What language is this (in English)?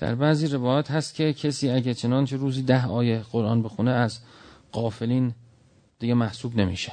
Persian